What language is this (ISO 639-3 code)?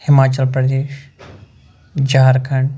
kas